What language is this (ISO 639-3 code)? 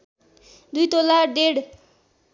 nep